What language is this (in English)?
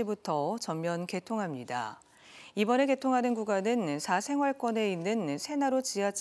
Korean